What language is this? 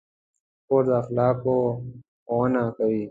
Pashto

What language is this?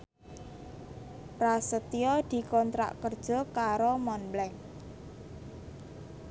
Javanese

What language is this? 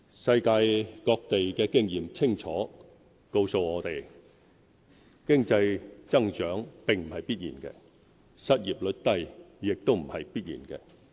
Cantonese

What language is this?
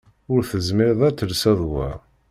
Kabyle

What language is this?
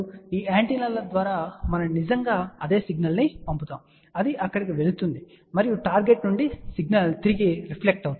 Telugu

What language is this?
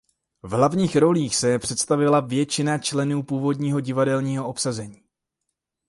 Czech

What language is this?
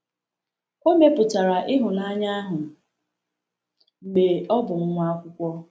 Igbo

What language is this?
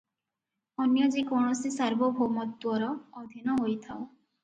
Odia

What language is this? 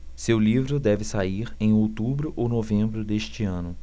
Portuguese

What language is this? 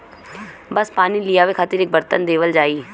Bhojpuri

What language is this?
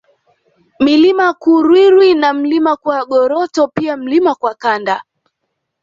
Swahili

